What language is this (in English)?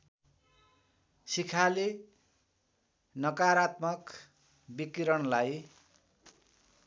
Nepali